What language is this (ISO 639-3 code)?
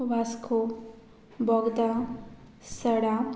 kok